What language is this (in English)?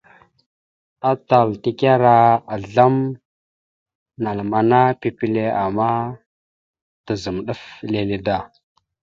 Mada (Cameroon)